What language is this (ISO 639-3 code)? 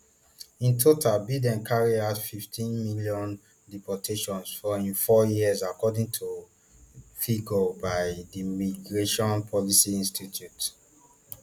pcm